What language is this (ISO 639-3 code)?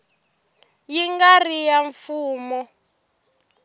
tso